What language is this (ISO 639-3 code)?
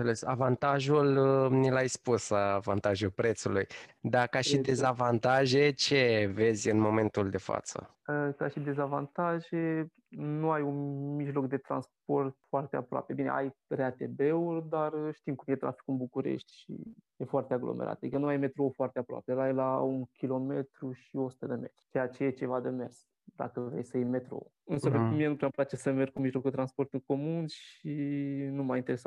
ron